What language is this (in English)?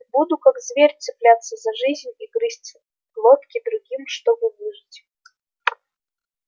Russian